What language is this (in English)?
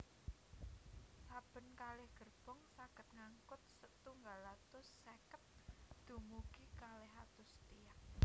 Javanese